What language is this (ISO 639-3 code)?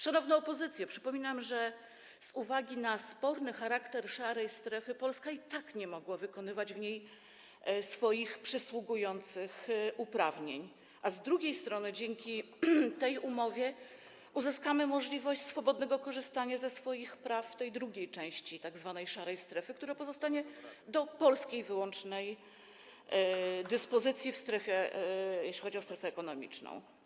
pol